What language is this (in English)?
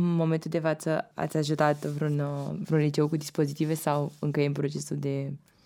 Romanian